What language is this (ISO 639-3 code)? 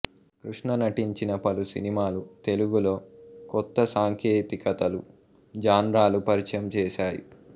tel